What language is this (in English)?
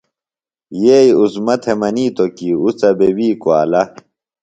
Phalura